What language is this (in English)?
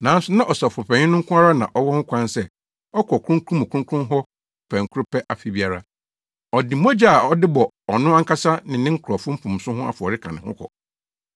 Akan